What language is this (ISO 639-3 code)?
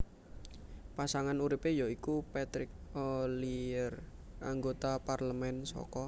jav